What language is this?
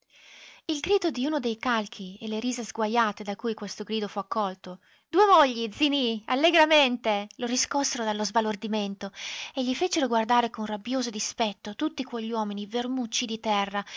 Italian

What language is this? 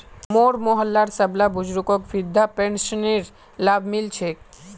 Magahi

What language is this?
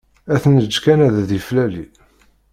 Kabyle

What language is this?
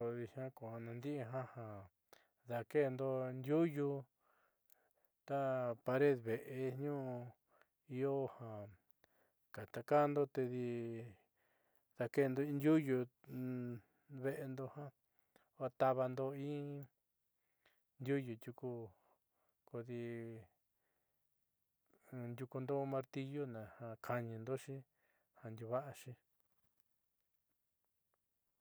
Southeastern Nochixtlán Mixtec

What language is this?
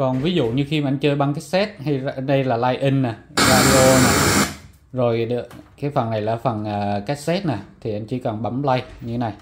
Vietnamese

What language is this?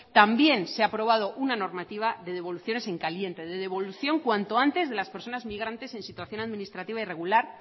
Spanish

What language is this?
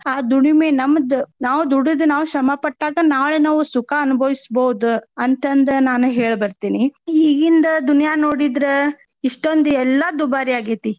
Kannada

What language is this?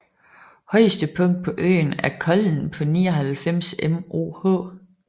Danish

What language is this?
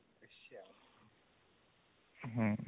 Odia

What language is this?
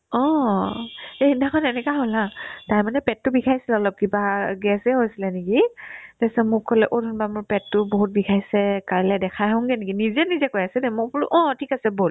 Assamese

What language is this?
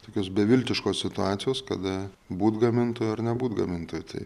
Lithuanian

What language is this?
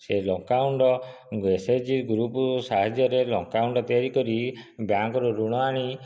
Odia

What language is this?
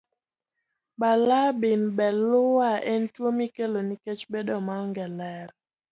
Luo (Kenya and Tanzania)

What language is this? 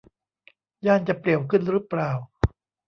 Thai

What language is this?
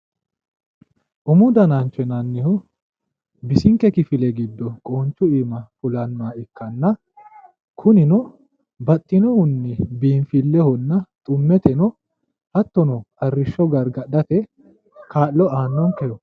Sidamo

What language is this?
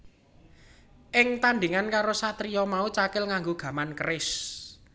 Javanese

